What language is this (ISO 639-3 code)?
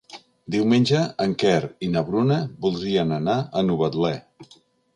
cat